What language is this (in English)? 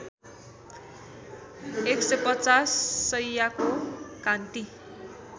Nepali